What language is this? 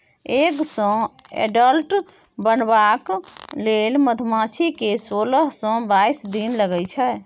Maithili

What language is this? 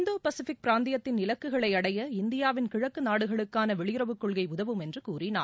Tamil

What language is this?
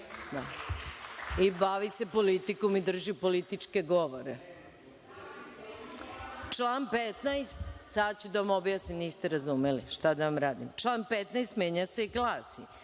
Serbian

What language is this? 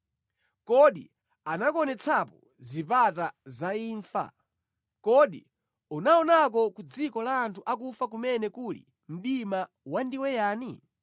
Nyanja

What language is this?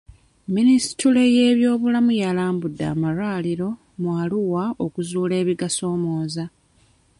Ganda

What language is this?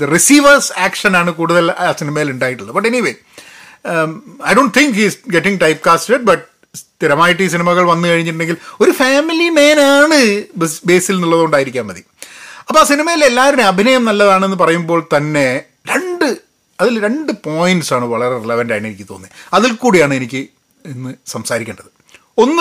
Malayalam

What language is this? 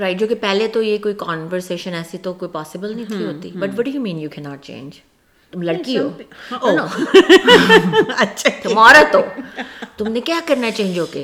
Urdu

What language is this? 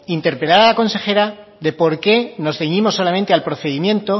Spanish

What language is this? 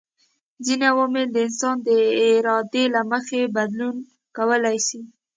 Pashto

